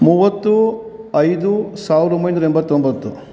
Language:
Kannada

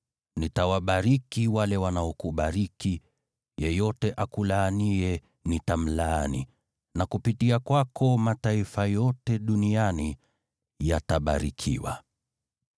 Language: Swahili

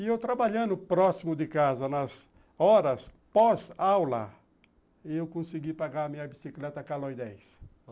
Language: Portuguese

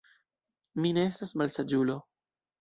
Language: Esperanto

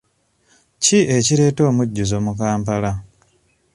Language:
Ganda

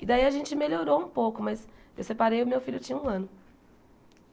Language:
Portuguese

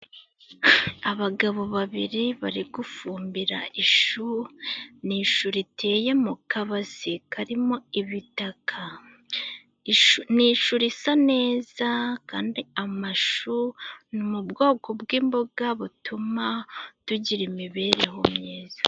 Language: Kinyarwanda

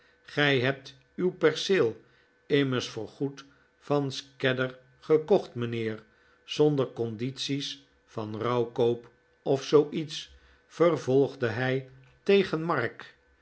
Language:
Dutch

